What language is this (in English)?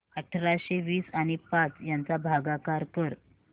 Marathi